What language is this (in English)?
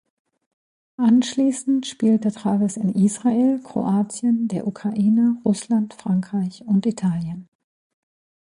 German